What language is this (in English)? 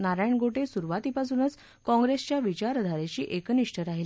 Marathi